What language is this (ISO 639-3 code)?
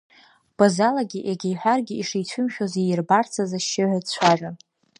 abk